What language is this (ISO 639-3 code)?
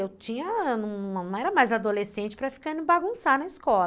por